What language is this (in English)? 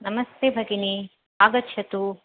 Sanskrit